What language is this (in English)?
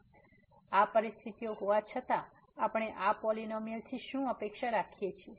Gujarati